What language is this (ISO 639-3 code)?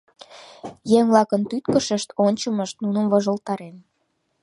chm